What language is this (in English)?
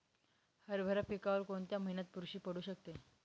Marathi